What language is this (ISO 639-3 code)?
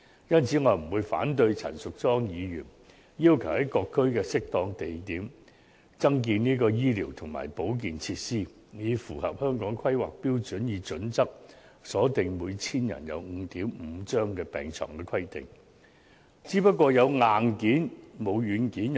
yue